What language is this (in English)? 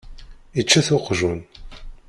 Kabyle